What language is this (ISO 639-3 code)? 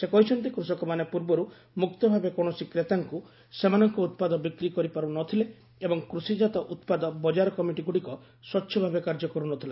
ori